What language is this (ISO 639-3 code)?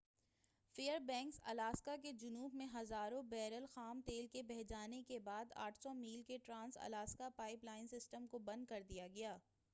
urd